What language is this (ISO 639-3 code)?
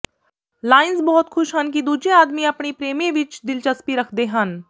pan